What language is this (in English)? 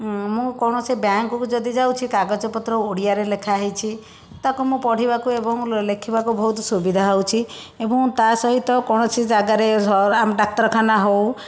Odia